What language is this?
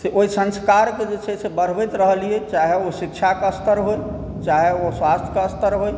Maithili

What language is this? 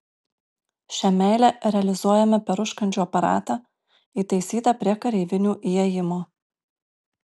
Lithuanian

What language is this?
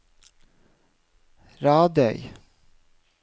Norwegian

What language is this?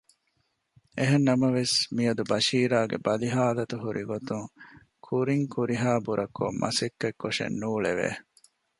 Divehi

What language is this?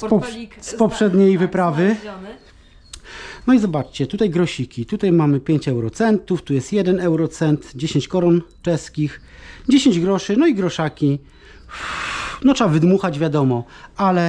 Polish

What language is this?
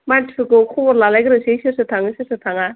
Bodo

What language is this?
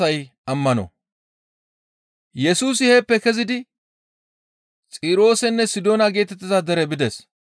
Gamo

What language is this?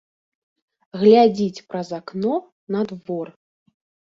Belarusian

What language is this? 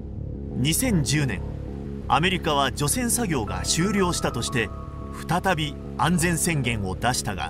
Japanese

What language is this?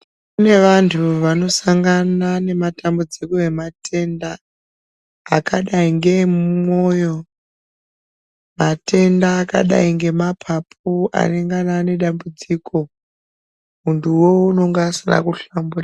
Ndau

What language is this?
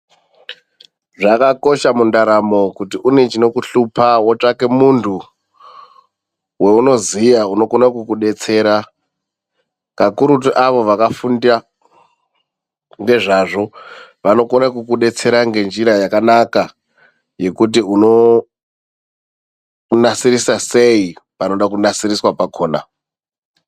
Ndau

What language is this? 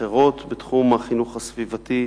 Hebrew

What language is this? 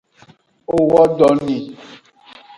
Aja (Benin)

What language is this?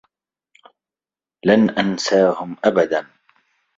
Arabic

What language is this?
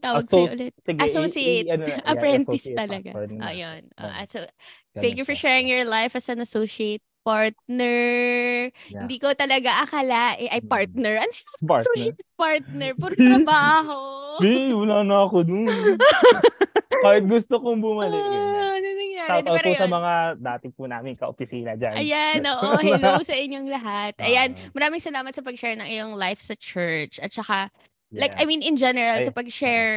Filipino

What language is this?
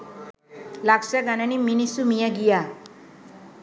Sinhala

